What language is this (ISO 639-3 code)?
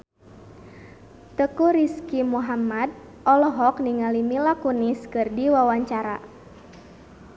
sun